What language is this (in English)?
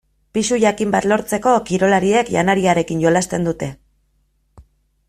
Basque